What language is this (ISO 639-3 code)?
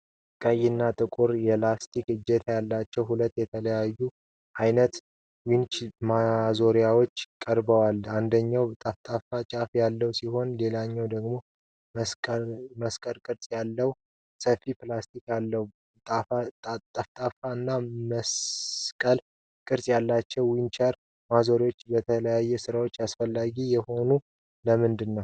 amh